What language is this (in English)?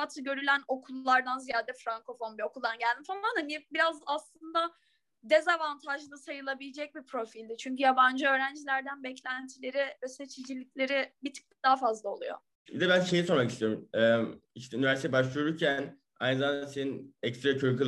Turkish